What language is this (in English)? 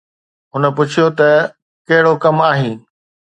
Sindhi